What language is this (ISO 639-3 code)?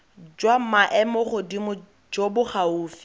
tsn